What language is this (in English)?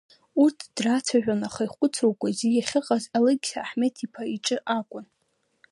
Abkhazian